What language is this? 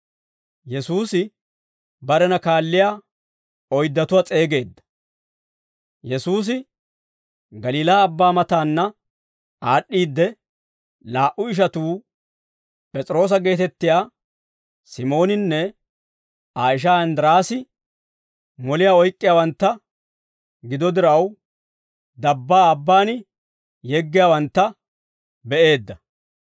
Dawro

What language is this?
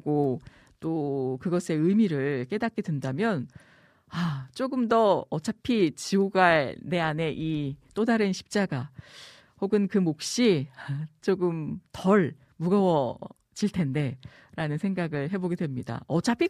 Korean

